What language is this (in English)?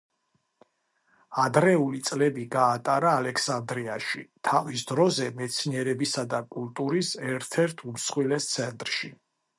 Georgian